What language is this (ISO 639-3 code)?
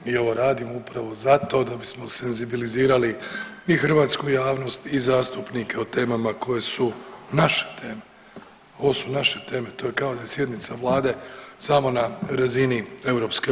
hrv